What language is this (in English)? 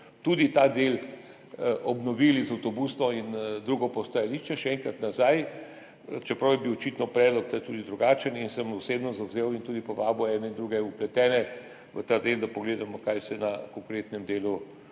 Slovenian